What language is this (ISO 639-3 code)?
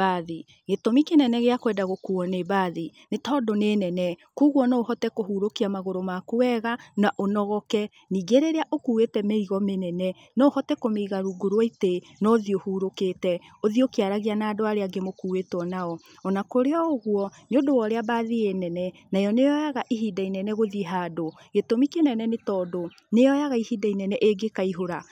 kik